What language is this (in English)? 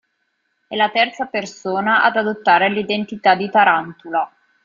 Italian